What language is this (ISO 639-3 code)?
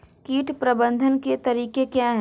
hin